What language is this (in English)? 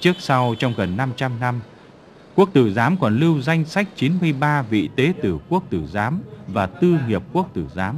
Vietnamese